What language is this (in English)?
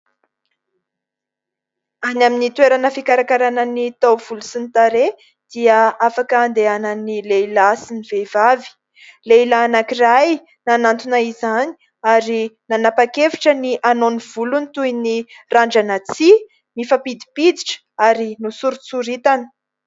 Malagasy